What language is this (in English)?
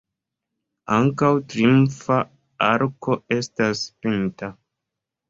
Esperanto